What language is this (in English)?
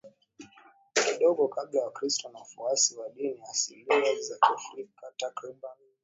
Swahili